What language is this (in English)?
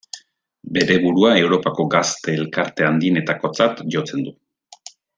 Basque